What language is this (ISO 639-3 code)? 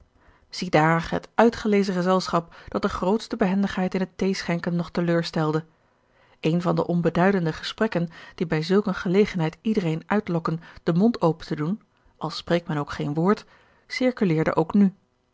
nld